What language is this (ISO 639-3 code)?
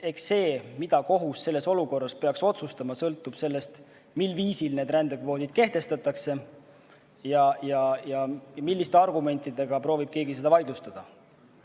est